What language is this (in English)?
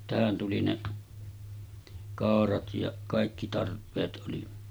Finnish